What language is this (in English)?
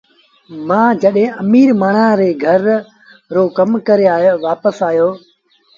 Sindhi Bhil